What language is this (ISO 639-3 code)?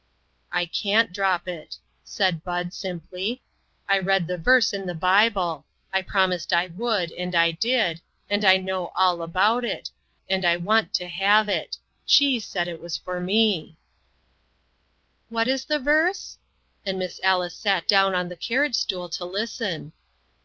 eng